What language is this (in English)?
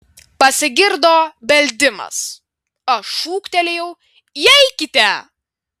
Lithuanian